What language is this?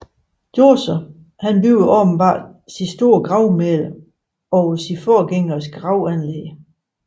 Danish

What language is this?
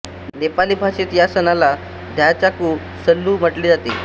Marathi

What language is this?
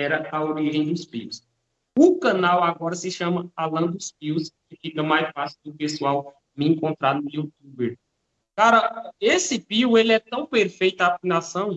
Portuguese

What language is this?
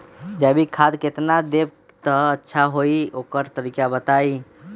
Magahi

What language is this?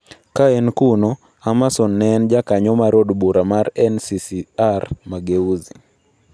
Luo (Kenya and Tanzania)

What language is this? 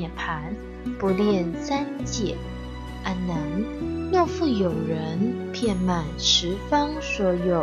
Chinese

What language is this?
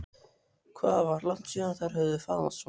Icelandic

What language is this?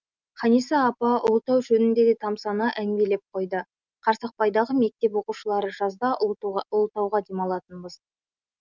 Kazakh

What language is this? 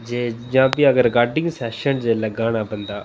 Dogri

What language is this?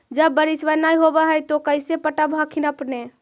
Magahi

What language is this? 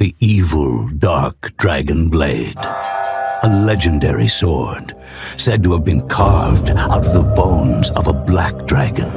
English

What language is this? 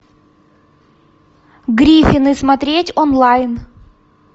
Russian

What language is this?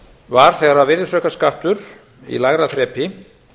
Icelandic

